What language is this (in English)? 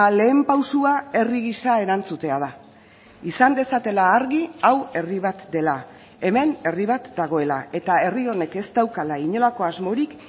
Basque